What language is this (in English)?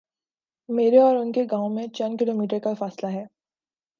Urdu